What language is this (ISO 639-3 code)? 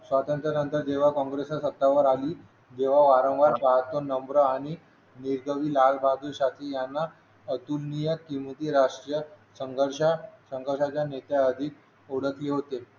mar